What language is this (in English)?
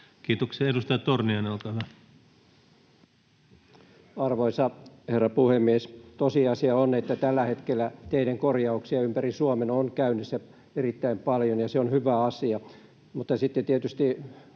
Finnish